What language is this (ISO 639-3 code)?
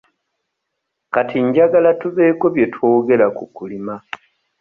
lug